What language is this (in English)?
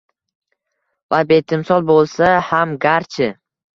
Uzbek